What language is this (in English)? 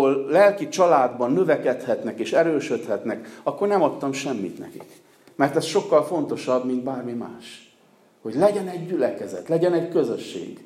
Hungarian